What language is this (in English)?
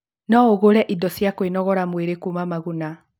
Kikuyu